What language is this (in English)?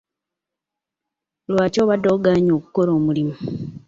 Ganda